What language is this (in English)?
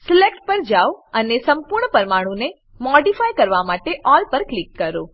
Gujarati